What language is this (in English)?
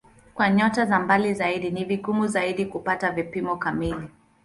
Swahili